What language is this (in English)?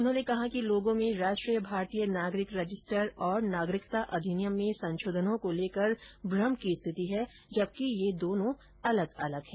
Hindi